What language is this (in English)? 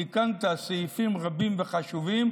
Hebrew